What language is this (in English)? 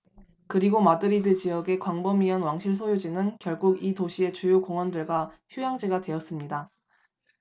Korean